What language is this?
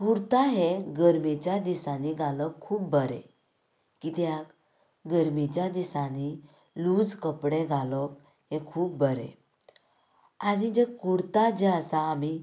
Konkani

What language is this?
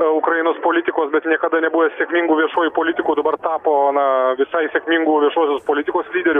Lithuanian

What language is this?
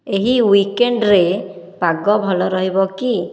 Odia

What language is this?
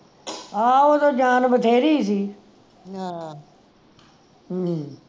Punjabi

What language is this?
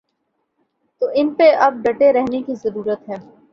Urdu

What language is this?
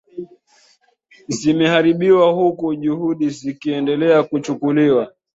Swahili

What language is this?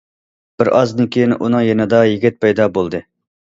Uyghur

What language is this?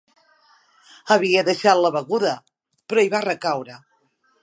Catalan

